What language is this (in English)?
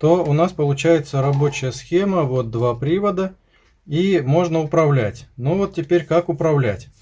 Russian